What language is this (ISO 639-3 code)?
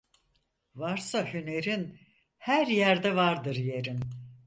tur